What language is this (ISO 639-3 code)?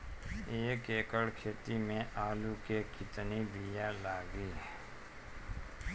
bho